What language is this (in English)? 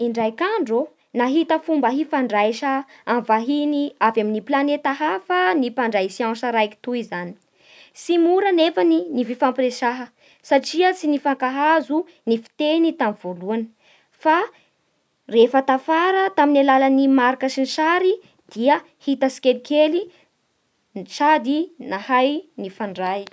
Bara Malagasy